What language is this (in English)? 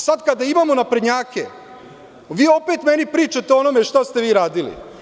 Serbian